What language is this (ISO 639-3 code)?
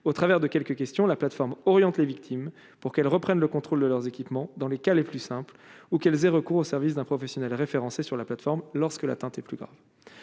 fra